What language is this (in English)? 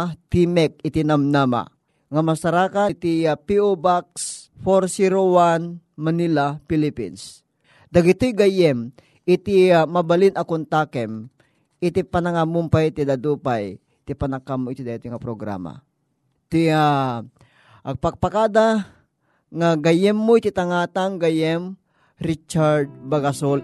Filipino